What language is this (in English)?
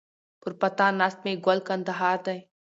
Pashto